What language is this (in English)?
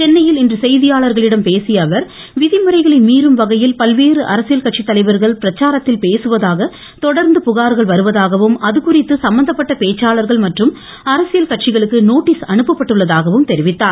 Tamil